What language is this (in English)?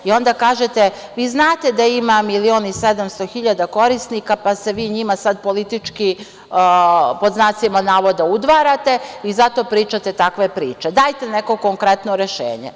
Serbian